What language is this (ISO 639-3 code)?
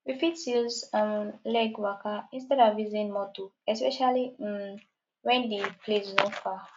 pcm